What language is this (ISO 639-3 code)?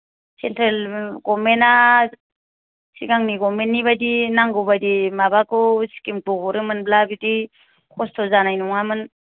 brx